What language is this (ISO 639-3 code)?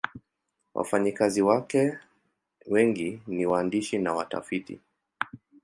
swa